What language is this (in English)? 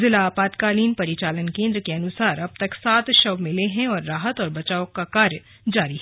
Hindi